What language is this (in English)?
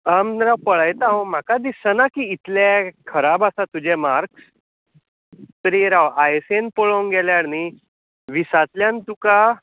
Konkani